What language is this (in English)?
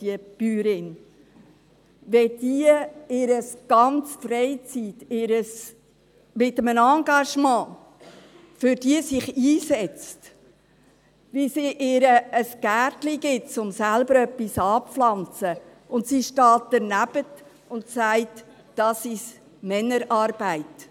Swiss German